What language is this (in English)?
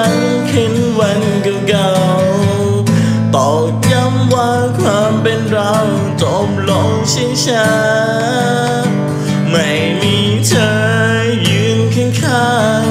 Thai